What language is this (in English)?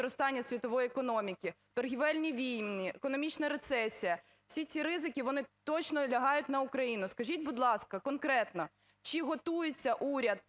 Ukrainian